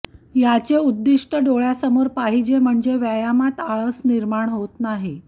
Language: Marathi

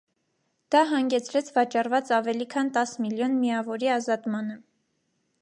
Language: Armenian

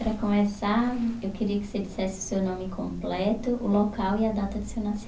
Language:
Portuguese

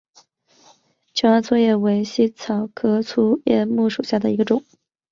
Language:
Chinese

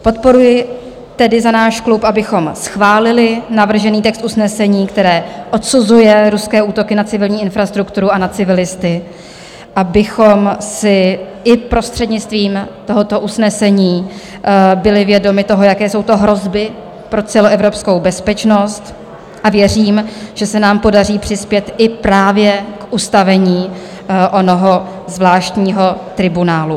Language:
Czech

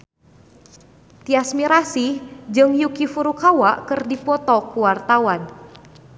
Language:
Sundanese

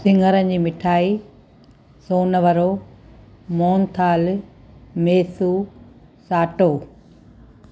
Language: Sindhi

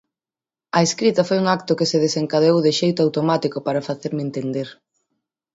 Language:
Galician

